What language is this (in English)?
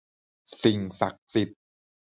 Thai